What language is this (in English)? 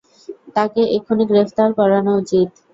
Bangla